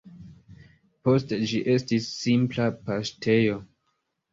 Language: Esperanto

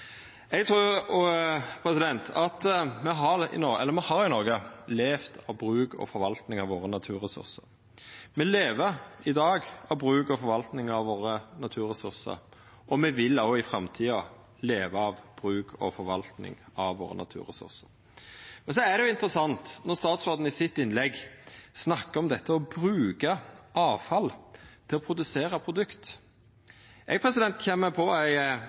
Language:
Norwegian Nynorsk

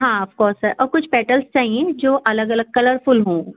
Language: Urdu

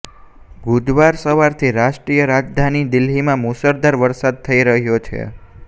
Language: Gujarati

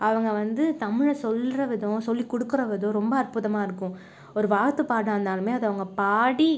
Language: Tamil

